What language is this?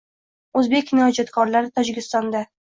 Uzbek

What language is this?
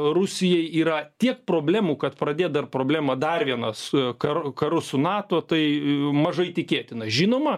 Lithuanian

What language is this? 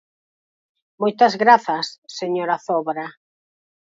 Galician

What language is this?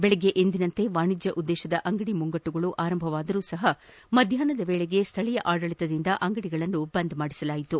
Kannada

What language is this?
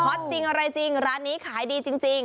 Thai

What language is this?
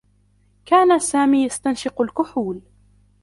Arabic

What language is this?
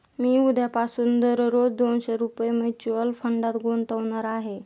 Marathi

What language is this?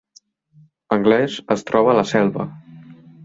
Catalan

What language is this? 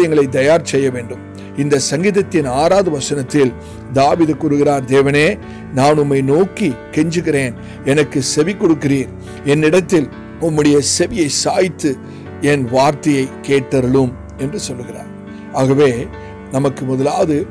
Turkish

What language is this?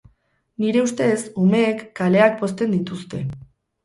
Basque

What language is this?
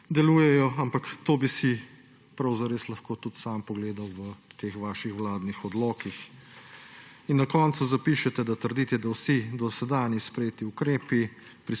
Slovenian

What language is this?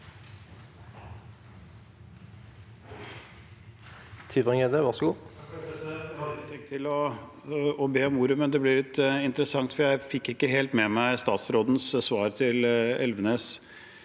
Norwegian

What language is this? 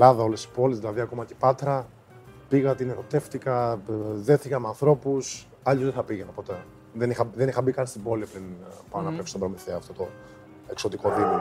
Greek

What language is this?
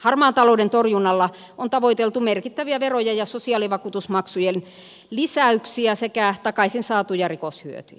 Finnish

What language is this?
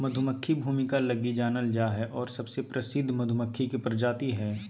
Magahi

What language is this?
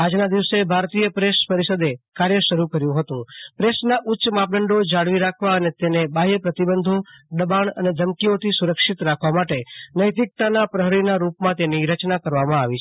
Gujarati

